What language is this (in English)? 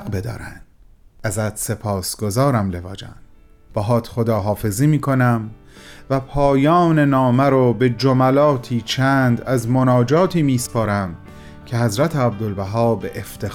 Persian